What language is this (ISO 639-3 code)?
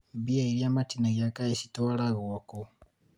kik